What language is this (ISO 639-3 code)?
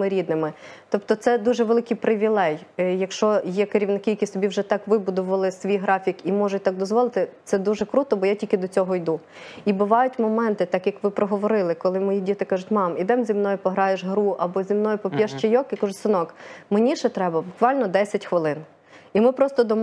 ukr